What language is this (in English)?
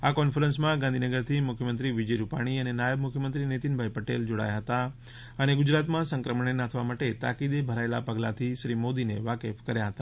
Gujarati